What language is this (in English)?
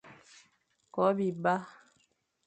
Fang